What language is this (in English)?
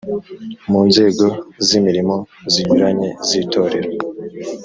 Kinyarwanda